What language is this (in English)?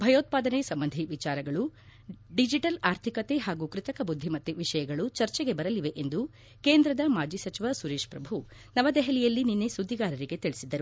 Kannada